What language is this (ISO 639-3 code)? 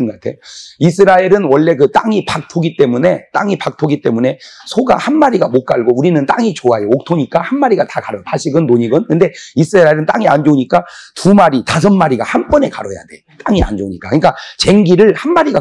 kor